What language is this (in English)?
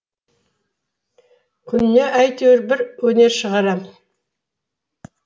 Kazakh